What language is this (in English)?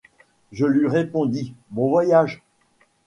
French